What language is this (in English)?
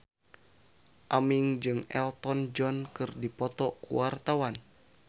Sundanese